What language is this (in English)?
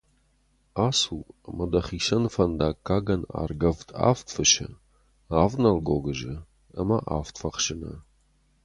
Ossetic